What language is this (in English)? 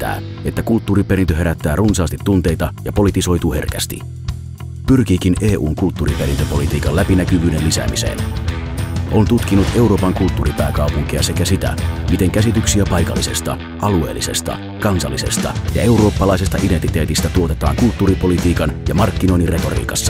Finnish